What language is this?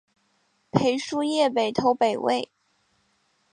Chinese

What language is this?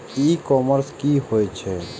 Maithili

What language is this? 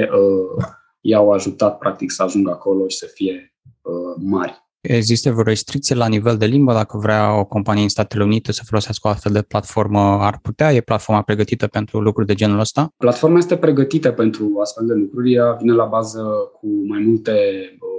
Romanian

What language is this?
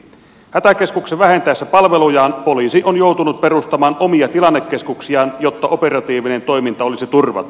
Finnish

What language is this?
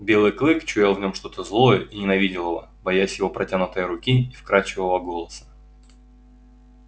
Russian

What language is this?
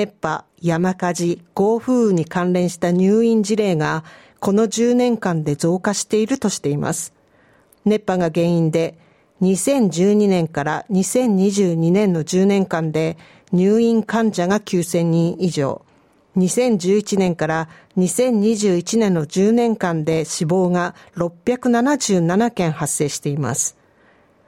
Japanese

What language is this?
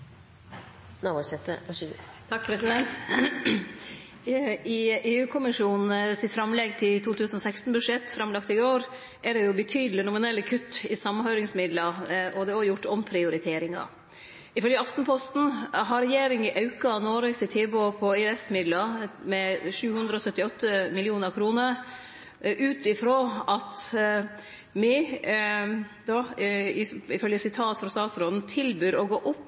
Norwegian Nynorsk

